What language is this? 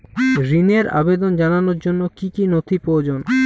Bangla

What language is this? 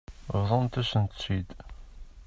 Kabyle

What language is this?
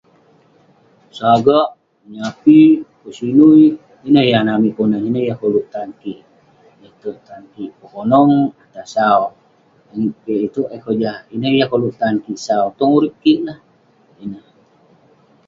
Western Penan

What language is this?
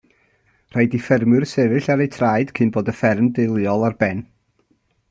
Welsh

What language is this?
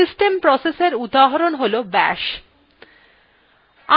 Bangla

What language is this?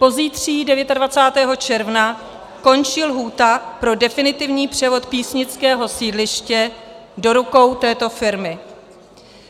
Czech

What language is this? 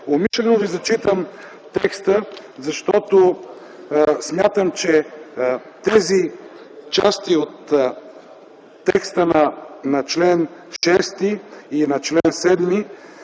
Bulgarian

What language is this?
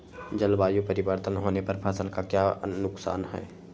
Magahi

